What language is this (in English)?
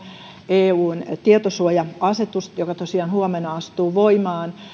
Finnish